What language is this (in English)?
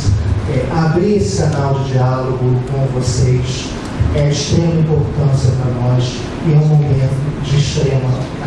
Portuguese